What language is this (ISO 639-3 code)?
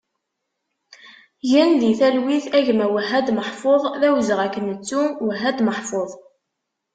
kab